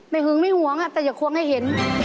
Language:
Thai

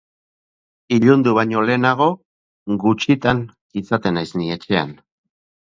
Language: Basque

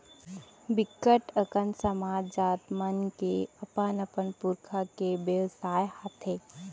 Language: Chhattisgarhi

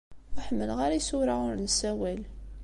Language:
Kabyle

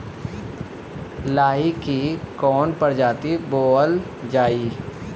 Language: Bhojpuri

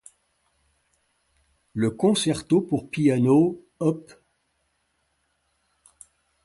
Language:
French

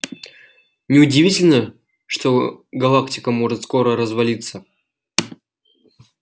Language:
Russian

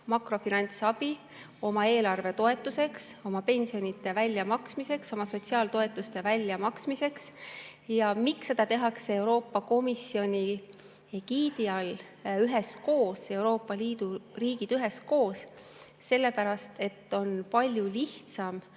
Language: Estonian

